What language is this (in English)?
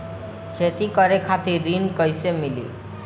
Bhojpuri